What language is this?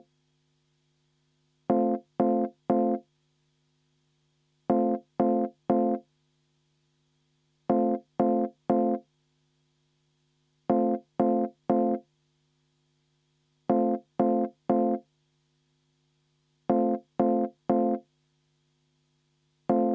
Estonian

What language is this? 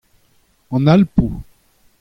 Breton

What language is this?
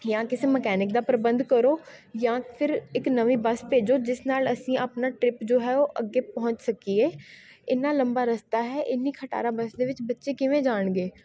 Punjabi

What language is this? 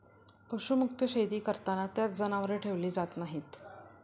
Marathi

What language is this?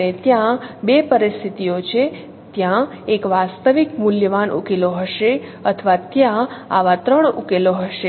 Gujarati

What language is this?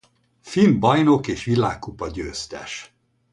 Hungarian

